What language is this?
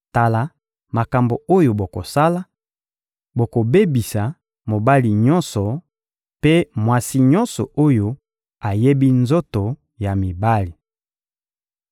Lingala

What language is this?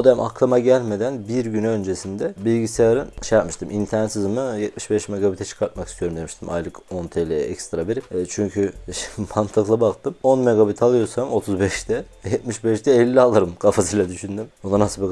Turkish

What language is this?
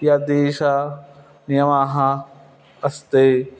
Sanskrit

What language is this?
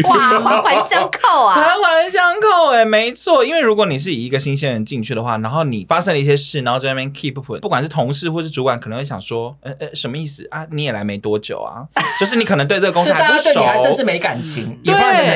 Chinese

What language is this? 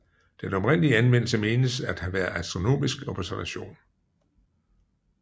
Danish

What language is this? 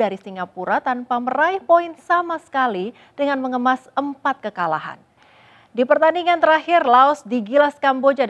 Indonesian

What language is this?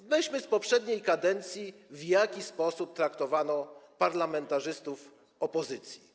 Polish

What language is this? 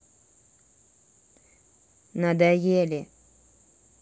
Russian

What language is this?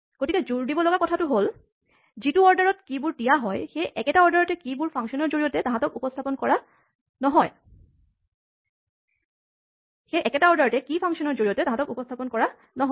Assamese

